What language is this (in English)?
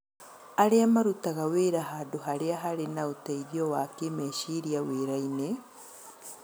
Kikuyu